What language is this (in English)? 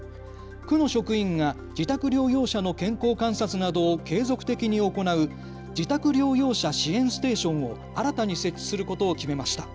Japanese